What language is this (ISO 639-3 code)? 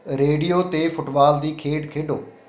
pan